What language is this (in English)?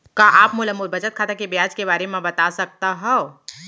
Chhattisgarhi